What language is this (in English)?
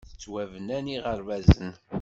Kabyle